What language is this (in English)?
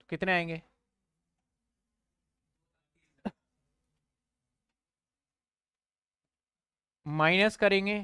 Hindi